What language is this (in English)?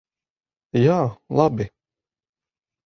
Latvian